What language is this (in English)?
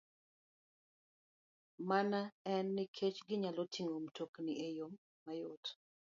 Luo (Kenya and Tanzania)